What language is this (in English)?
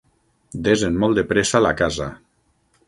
Catalan